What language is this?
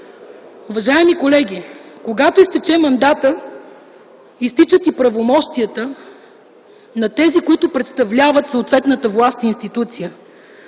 Bulgarian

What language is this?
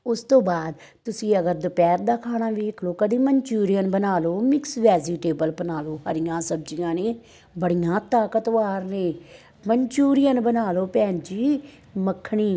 Punjabi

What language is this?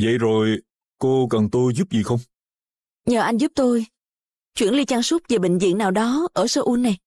Vietnamese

